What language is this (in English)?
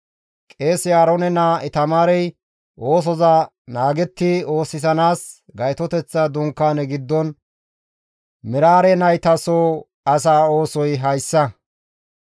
Gamo